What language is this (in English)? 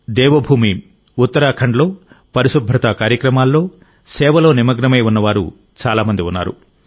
Telugu